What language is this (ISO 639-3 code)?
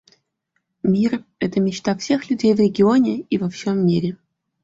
rus